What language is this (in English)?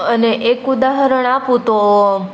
Gujarati